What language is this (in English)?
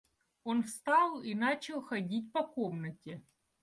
Russian